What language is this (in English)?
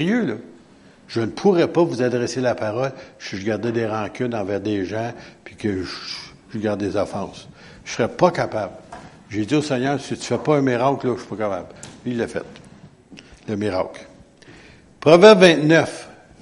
French